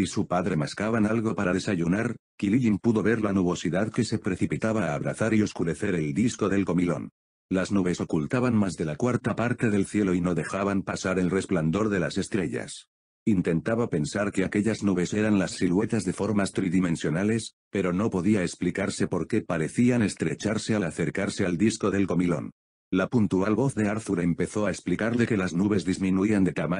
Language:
Spanish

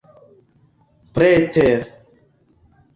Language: Esperanto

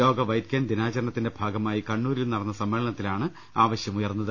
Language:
Malayalam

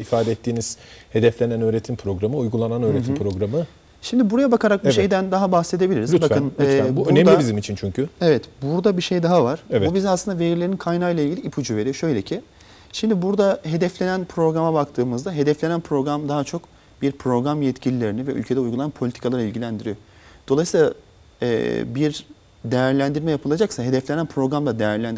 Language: Turkish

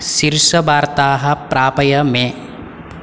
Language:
Sanskrit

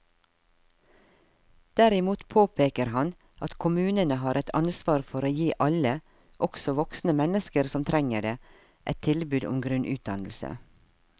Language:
Norwegian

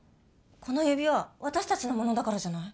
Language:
Japanese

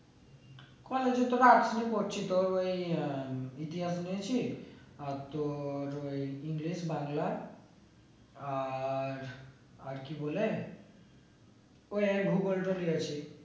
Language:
Bangla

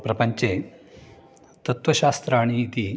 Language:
Sanskrit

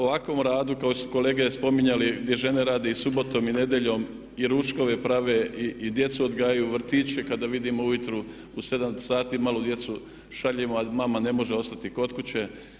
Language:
Croatian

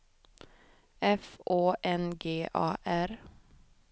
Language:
Swedish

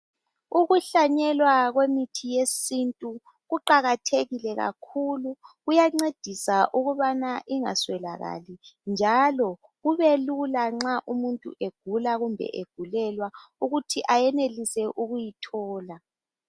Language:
North Ndebele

